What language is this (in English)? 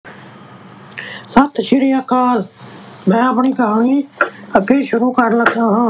Punjabi